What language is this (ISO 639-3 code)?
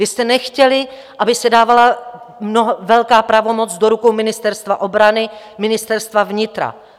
ces